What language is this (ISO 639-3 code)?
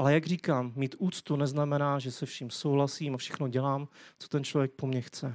ces